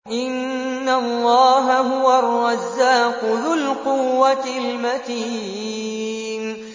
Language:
Arabic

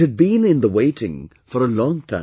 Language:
English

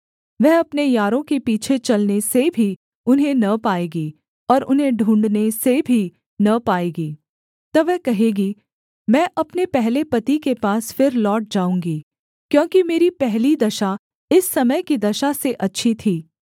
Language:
Hindi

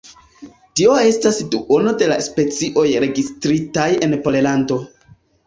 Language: Esperanto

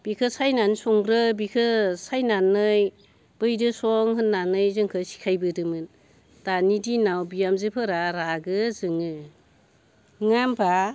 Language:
Bodo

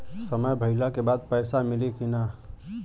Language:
Bhojpuri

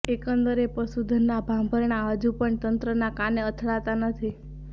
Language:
Gujarati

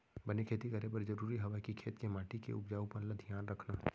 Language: Chhattisgarhi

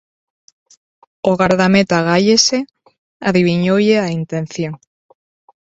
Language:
Galician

